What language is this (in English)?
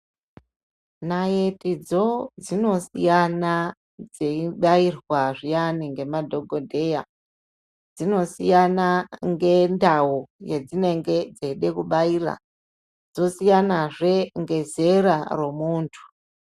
Ndau